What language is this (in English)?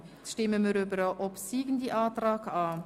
Swiss German